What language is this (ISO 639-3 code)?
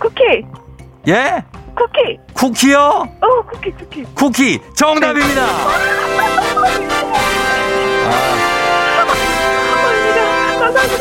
kor